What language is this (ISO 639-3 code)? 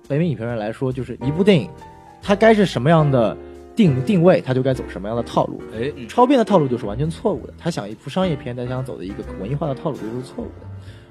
zho